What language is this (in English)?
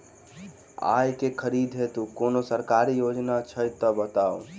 Maithili